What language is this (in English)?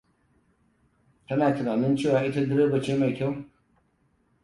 Hausa